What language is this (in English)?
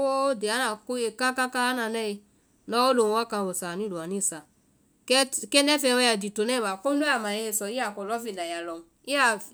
Vai